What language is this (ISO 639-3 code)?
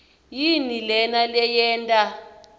ssw